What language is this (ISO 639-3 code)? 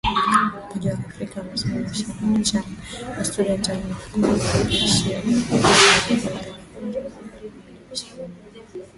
swa